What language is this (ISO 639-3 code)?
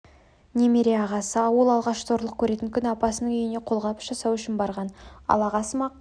kaz